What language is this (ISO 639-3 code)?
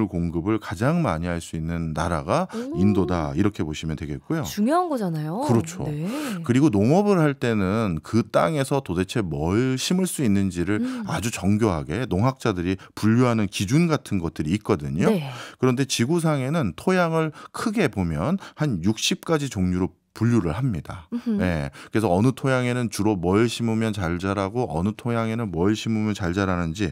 kor